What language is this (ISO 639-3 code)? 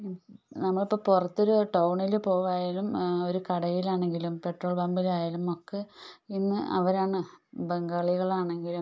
mal